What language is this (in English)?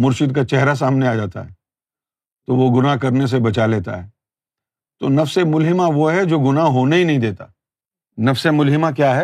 Urdu